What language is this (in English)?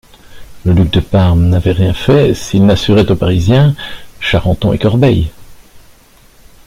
French